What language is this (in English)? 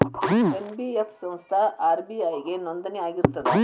Kannada